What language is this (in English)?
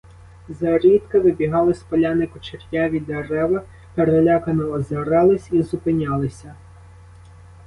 Ukrainian